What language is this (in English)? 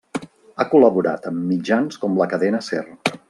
Catalan